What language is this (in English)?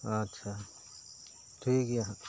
Santali